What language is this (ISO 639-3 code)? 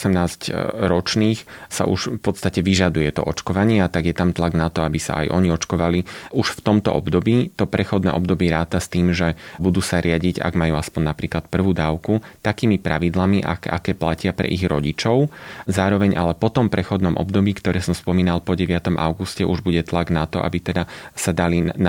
slk